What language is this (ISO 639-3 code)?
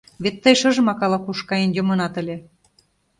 chm